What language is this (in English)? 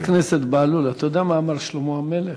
Hebrew